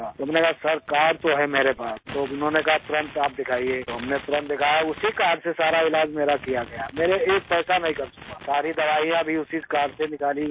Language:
Urdu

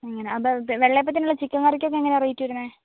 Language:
Malayalam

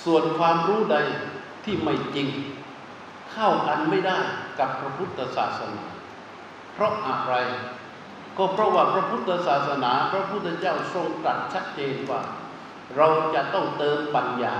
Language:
Thai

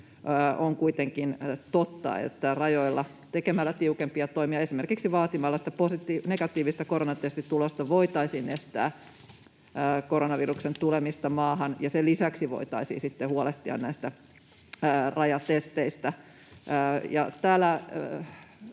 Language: Finnish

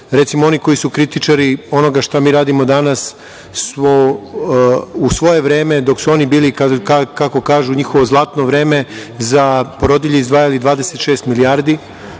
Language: Serbian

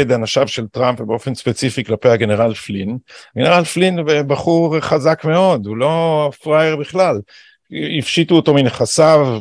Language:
Hebrew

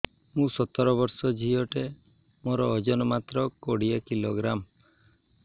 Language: Odia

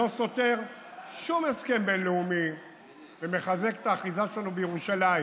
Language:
Hebrew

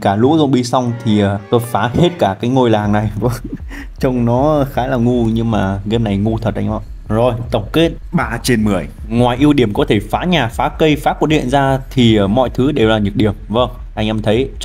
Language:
Vietnamese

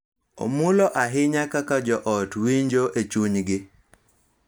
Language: Luo (Kenya and Tanzania)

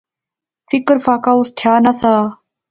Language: Pahari-Potwari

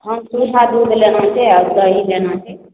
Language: Maithili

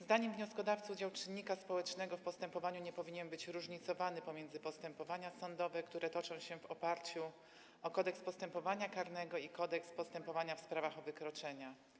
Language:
Polish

